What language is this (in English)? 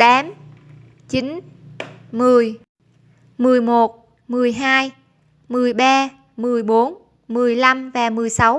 Vietnamese